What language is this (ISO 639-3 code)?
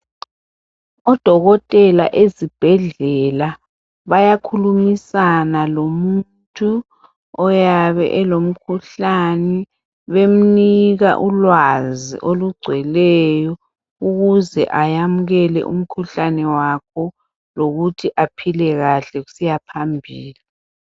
nde